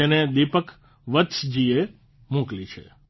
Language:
Gujarati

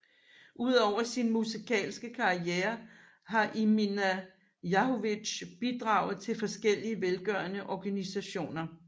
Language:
Danish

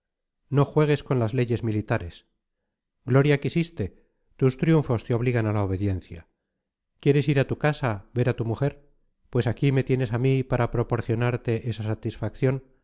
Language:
Spanish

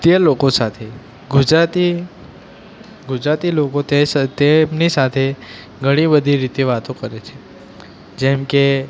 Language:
Gujarati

